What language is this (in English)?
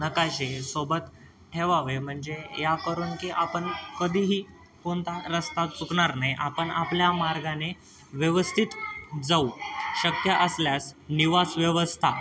Marathi